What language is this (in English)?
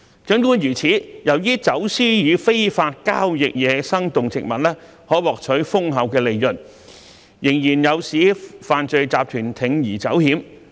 Cantonese